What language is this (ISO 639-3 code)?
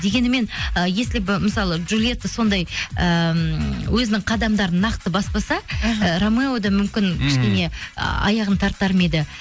kaz